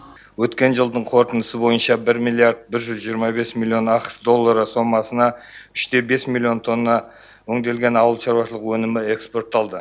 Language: Kazakh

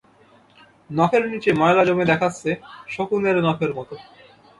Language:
Bangla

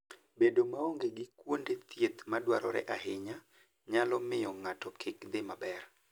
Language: Luo (Kenya and Tanzania)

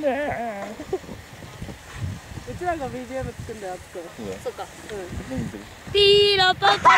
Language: Japanese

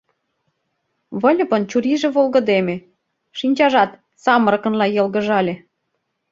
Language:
Mari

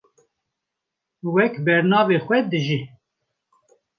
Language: Kurdish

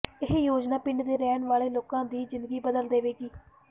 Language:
Punjabi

